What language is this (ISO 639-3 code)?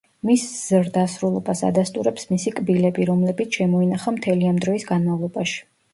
kat